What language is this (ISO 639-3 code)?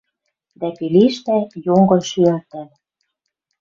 mrj